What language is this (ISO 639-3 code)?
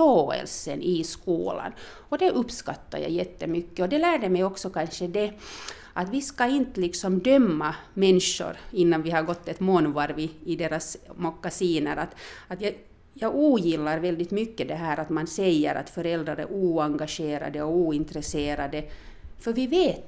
swe